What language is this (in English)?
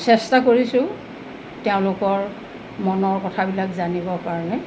Assamese